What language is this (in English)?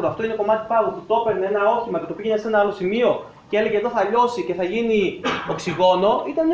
Greek